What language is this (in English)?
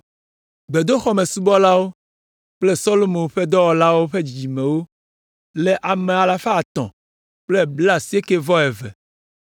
Ewe